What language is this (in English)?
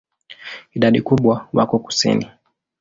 Swahili